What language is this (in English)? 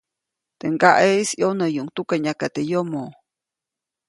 Copainalá Zoque